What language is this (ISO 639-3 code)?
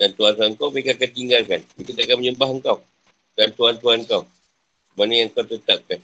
msa